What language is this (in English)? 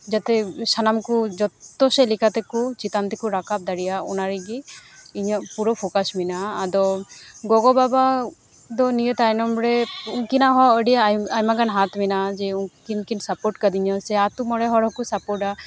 Santali